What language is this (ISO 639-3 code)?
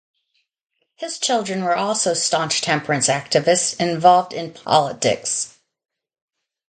eng